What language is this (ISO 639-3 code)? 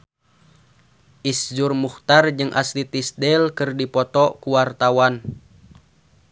sun